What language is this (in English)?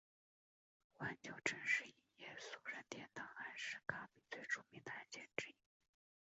Chinese